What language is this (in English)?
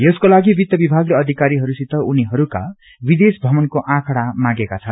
Nepali